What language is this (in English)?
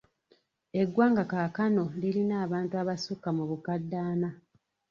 Ganda